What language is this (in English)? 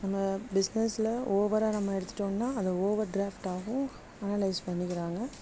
Tamil